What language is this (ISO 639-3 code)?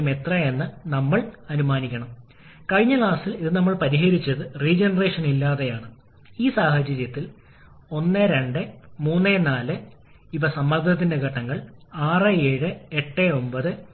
mal